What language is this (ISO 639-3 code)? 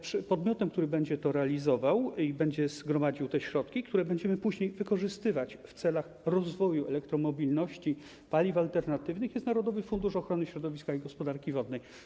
pol